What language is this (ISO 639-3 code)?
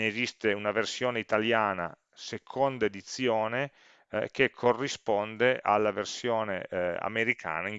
ita